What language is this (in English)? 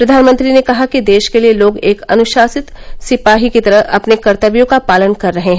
Hindi